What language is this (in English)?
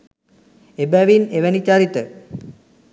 Sinhala